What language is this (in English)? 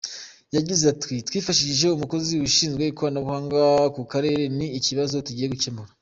Kinyarwanda